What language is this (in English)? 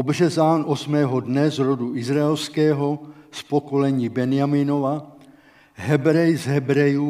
Czech